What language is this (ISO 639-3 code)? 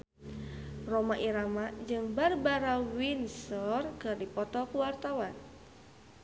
sun